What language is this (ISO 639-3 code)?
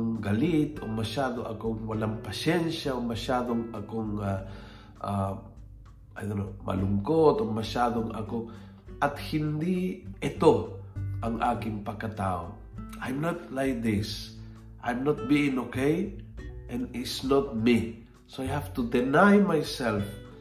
fil